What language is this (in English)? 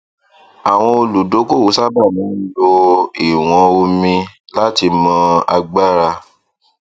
Yoruba